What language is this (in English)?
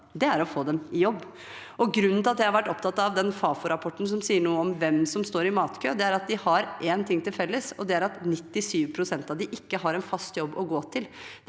Norwegian